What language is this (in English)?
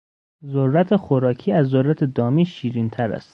Persian